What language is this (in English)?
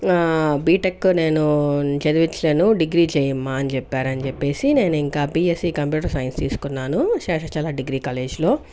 Telugu